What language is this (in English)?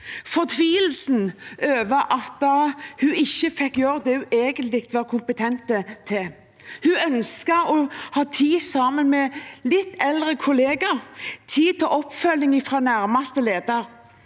Norwegian